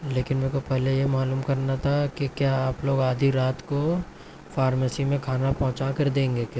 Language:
Urdu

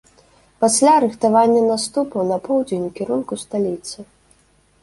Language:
Belarusian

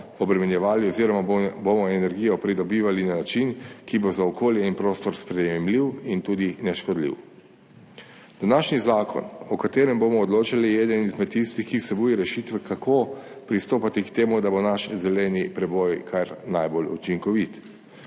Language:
Slovenian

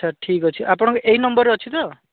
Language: Odia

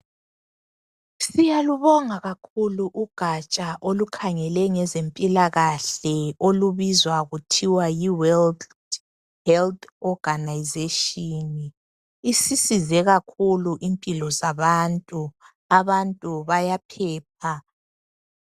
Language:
North Ndebele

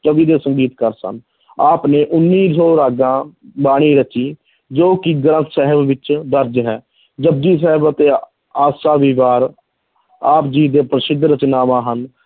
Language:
Punjabi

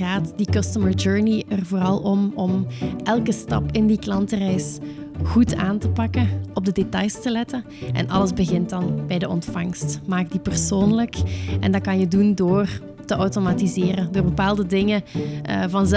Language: Dutch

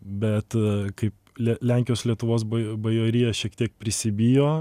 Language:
Lithuanian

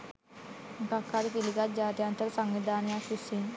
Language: Sinhala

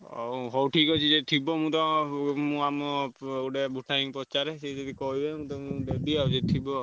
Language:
Odia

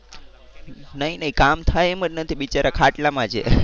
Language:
Gujarati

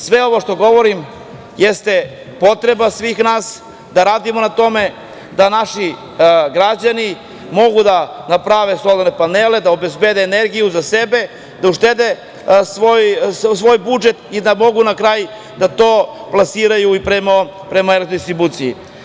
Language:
Serbian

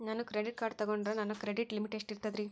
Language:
Kannada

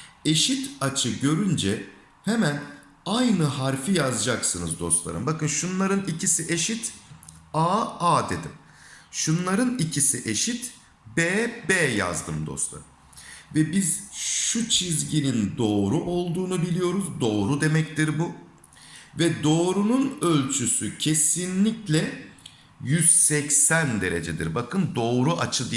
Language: Turkish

